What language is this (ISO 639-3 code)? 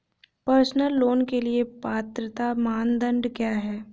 hin